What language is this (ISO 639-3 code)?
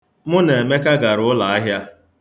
ibo